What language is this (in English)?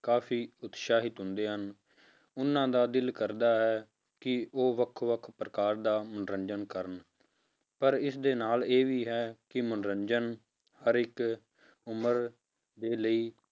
Punjabi